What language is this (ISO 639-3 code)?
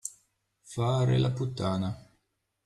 ita